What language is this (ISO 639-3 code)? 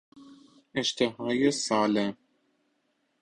fas